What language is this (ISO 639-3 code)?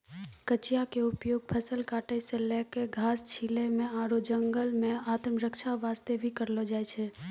mai